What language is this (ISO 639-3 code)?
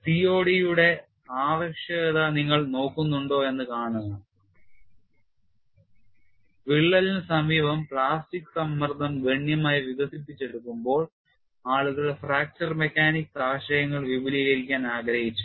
mal